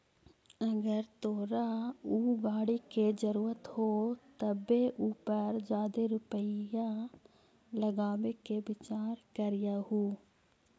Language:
Magahi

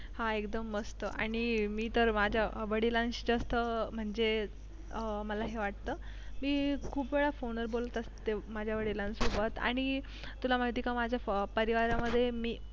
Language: Marathi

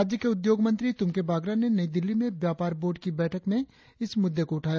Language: Hindi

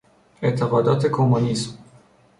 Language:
Persian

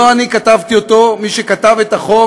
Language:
Hebrew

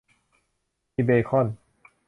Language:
Thai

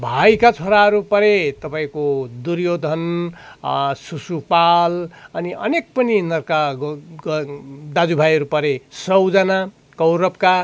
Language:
Nepali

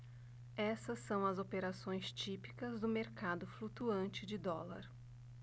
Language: Portuguese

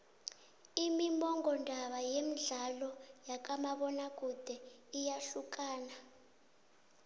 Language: South Ndebele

